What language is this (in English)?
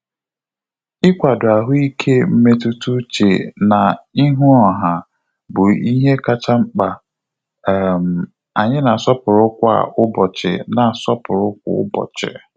Igbo